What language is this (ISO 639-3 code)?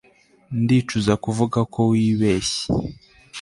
kin